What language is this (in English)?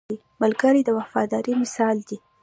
Pashto